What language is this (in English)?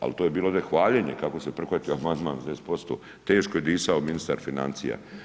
Croatian